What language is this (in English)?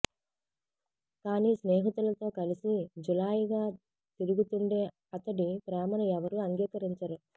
Telugu